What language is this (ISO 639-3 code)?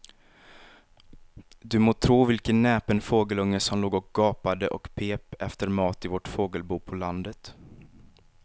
swe